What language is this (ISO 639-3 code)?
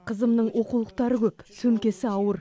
kaz